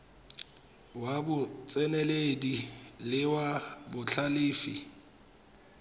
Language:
Tswana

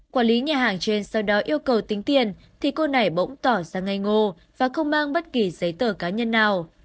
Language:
Vietnamese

